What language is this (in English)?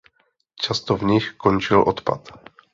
Czech